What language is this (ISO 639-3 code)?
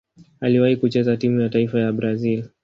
swa